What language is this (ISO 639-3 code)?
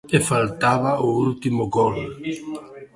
glg